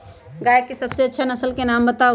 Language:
Magahi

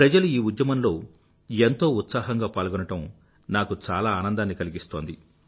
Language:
Telugu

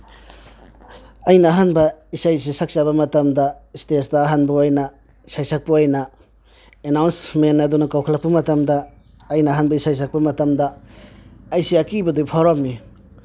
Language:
Manipuri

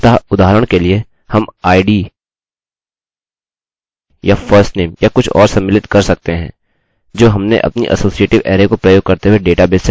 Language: Hindi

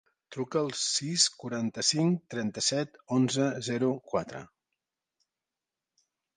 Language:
Catalan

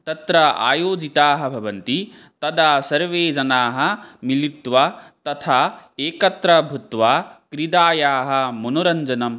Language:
Sanskrit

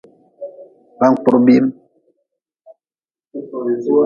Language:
Nawdm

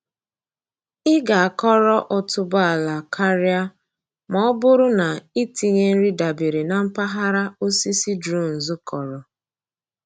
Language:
Igbo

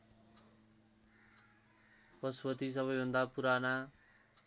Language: Nepali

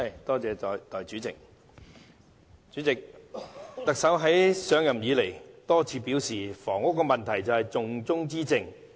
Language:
Cantonese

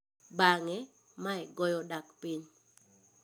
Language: Luo (Kenya and Tanzania)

